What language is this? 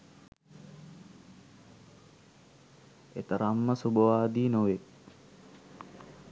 Sinhala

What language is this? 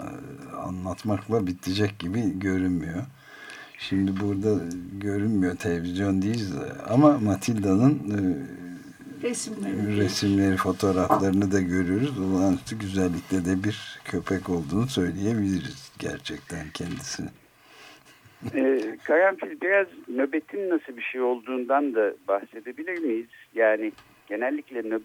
Turkish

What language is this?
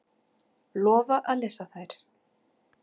Icelandic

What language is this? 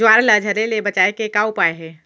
Chhattisgarhi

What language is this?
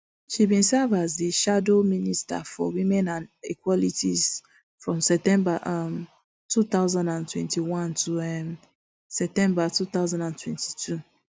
Nigerian Pidgin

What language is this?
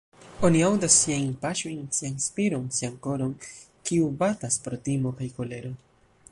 Esperanto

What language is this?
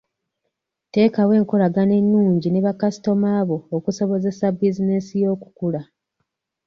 Ganda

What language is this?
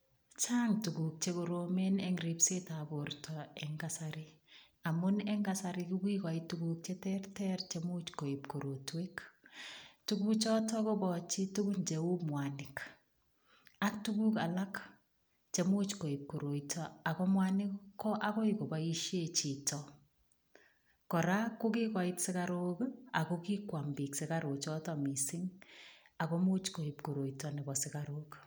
Kalenjin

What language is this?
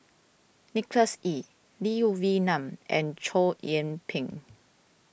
English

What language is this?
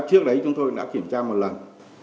Vietnamese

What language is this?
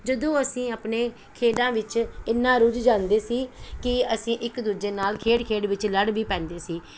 Punjabi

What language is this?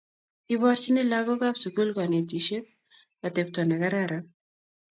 Kalenjin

